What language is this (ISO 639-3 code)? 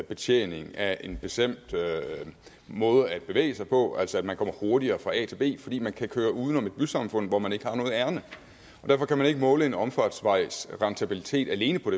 dan